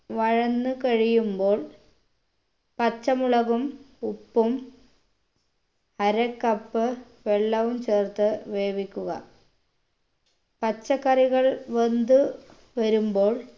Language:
Malayalam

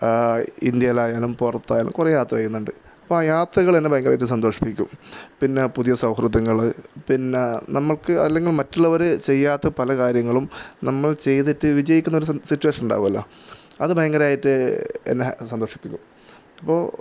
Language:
Malayalam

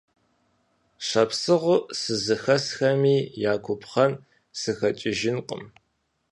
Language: Kabardian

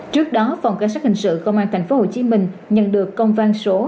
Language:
Vietnamese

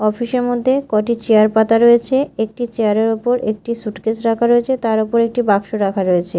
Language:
Bangla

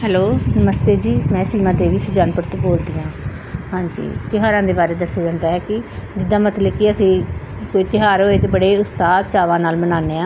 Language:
Punjabi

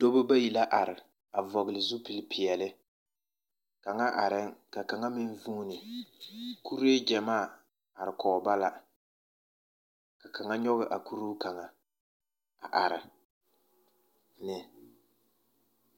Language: Southern Dagaare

